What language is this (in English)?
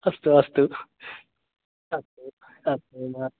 Sanskrit